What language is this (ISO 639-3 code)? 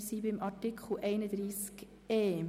gsw